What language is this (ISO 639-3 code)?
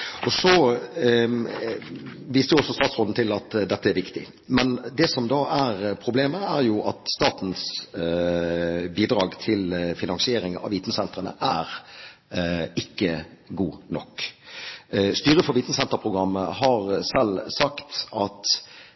nob